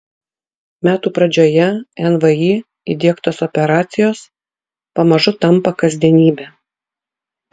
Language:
Lithuanian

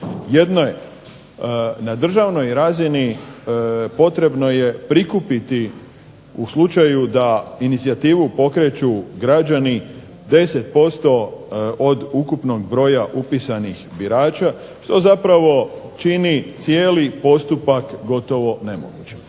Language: Croatian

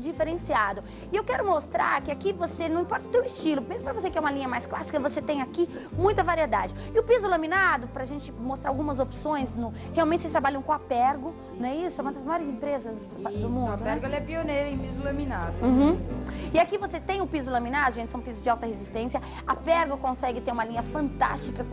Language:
Portuguese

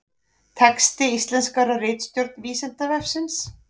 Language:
Icelandic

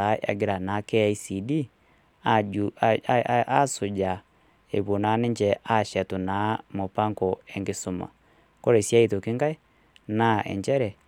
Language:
Masai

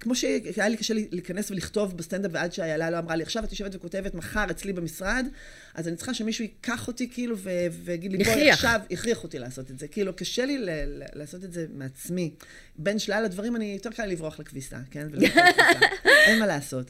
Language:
Hebrew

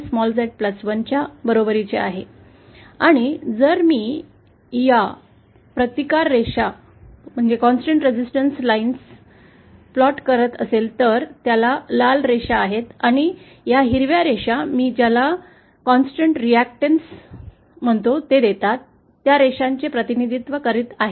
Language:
Marathi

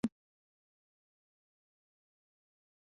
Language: Thai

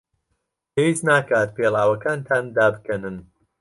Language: Central Kurdish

